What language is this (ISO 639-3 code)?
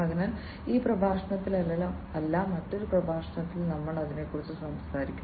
mal